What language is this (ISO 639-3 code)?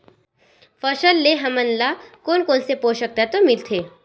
hne